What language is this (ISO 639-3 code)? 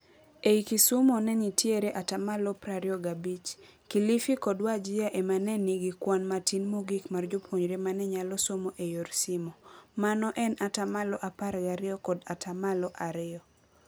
luo